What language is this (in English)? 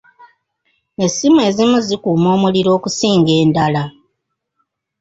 Ganda